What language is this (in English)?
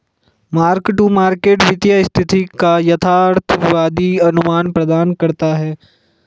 Hindi